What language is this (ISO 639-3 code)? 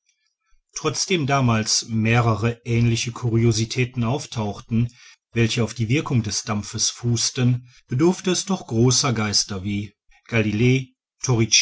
deu